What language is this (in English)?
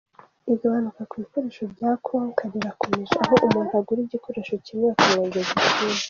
Kinyarwanda